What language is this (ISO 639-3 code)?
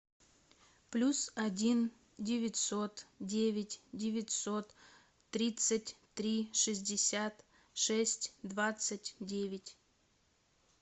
rus